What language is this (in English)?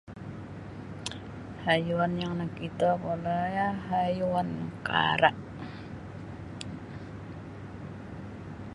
Sabah Bisaya